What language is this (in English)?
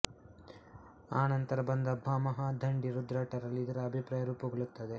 Kannada